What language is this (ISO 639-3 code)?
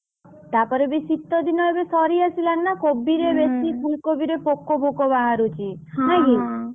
ori